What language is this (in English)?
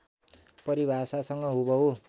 Nepali